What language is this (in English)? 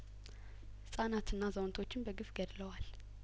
Amharic